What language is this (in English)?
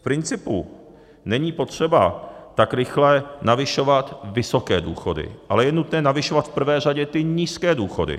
Czech